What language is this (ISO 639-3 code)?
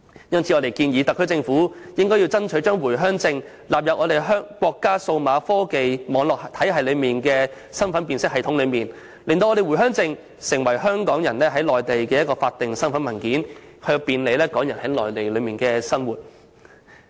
yue